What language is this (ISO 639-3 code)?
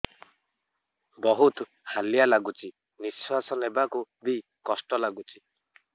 ori